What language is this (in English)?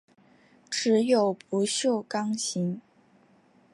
Chinese